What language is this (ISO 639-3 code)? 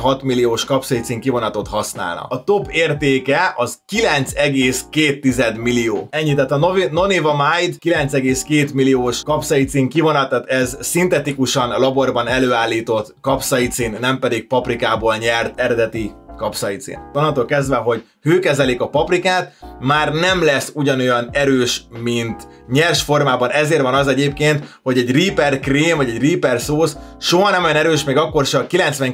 hun